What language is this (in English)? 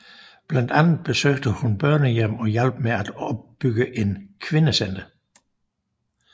Danish